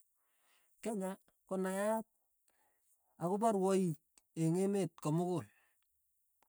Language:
Tugen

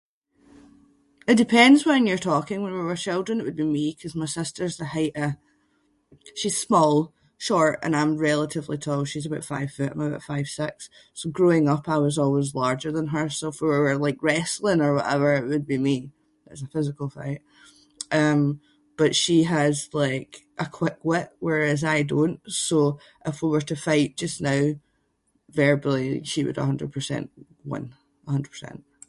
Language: Scots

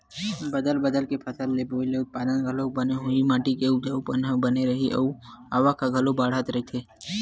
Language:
Chhattisgarhi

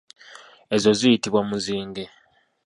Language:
Ganda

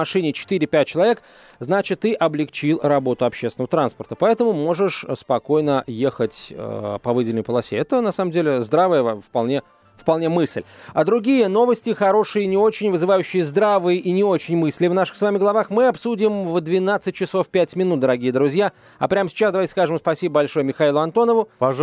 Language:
Russian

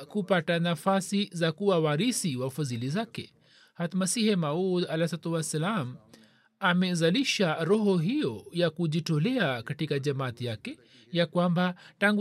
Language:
Swahili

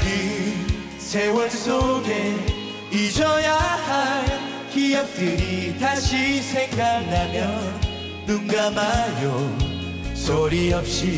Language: Korean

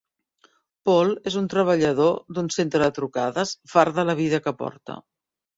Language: Catalan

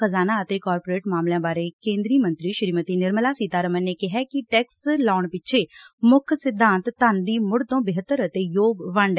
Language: Punjabi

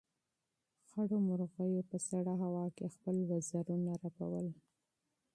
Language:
Pashto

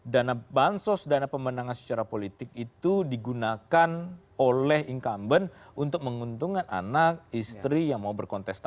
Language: Indonesian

